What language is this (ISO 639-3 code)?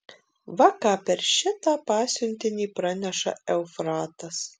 lit